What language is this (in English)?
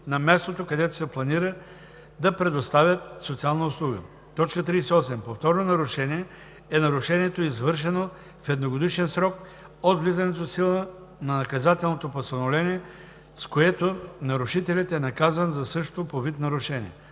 Bulgarian